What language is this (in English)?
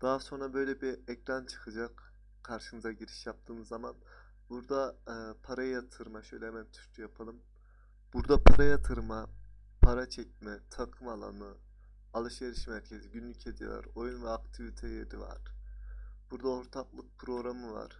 Turkish